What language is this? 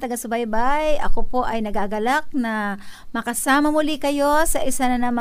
Filipino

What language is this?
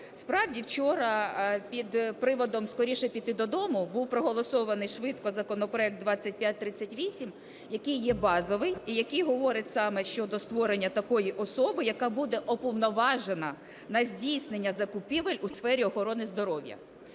Ukrainian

